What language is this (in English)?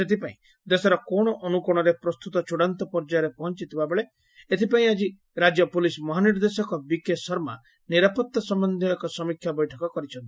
Odia